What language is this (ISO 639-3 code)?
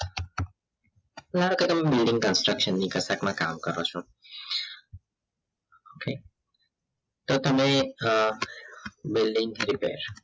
guj